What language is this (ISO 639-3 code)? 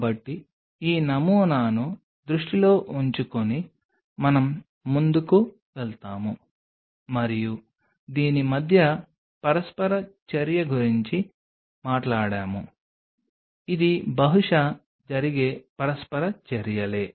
tel